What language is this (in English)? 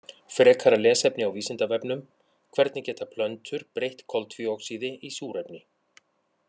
Icelandic